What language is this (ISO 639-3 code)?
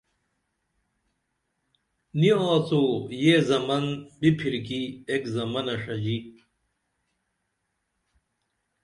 dml